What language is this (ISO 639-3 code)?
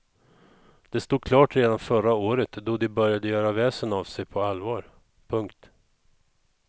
swe